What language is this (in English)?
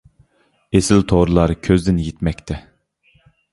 Uyghur